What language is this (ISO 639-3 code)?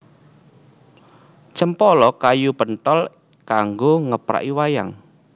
jav